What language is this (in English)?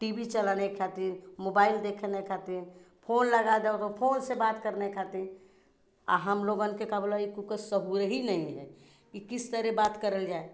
Hindi